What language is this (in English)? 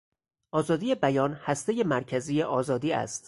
Persian